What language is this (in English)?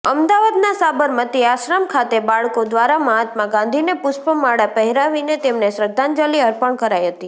Gujarati